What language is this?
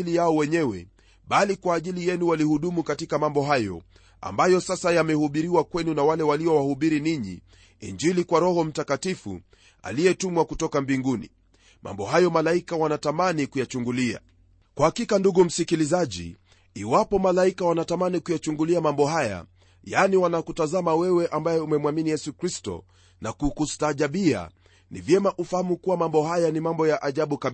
Swahili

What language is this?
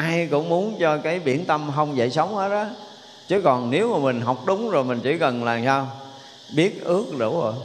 Vietnamese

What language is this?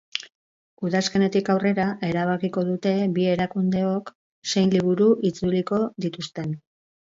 Basque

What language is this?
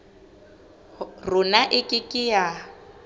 Southern Sotho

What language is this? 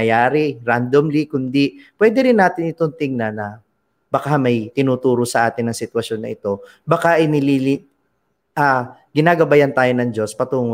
Filipino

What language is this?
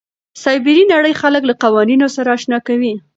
Pashto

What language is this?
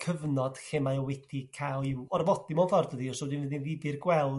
Welsh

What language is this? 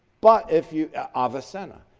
English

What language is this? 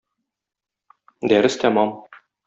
Tatar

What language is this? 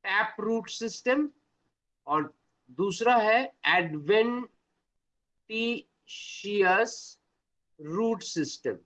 Hindi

